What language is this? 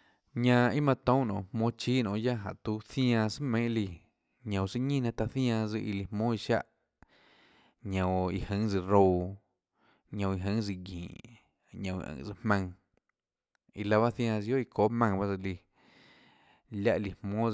Tlacoatzintepec Chinantec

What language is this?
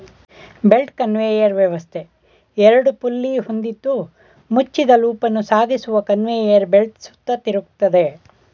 Kannada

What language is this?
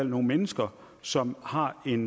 Danish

